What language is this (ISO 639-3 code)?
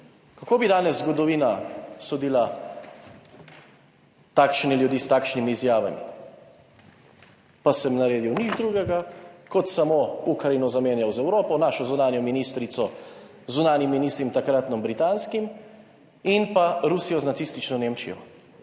slv